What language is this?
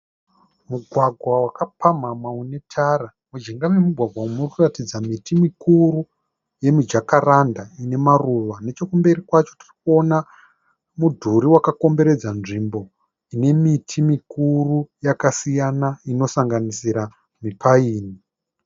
Shona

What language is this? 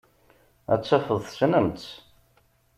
Kabyle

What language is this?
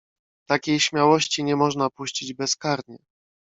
Polish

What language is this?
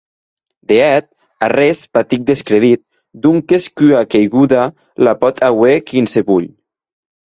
Occitan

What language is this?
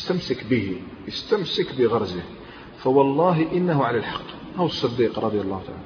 Arabic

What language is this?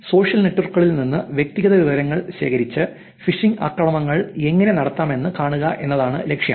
Malayalam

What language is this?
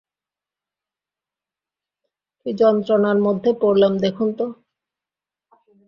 Bangla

